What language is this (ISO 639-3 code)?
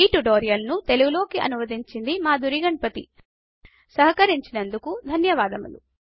tel